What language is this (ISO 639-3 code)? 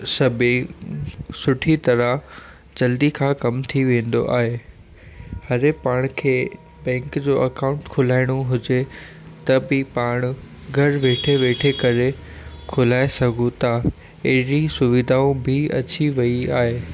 snd